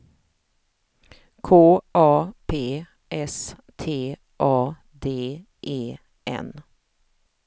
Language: Swedish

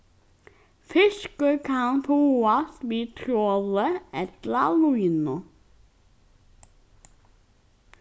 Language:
Faroese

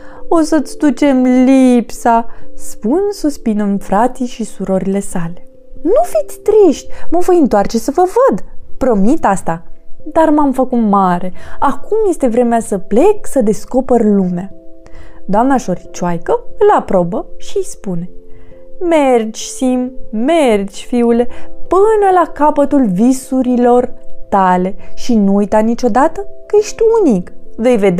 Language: Romanian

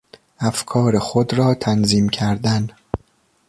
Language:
Persian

